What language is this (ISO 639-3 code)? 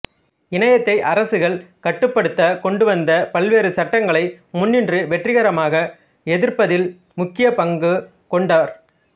tam